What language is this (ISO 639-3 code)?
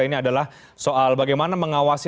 ind